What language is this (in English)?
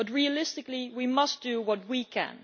English